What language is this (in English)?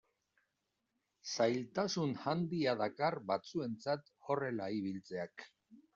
Basque